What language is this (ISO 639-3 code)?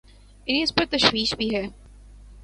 urd